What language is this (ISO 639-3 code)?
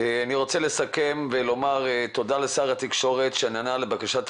heb